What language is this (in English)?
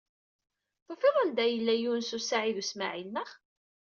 Kabyle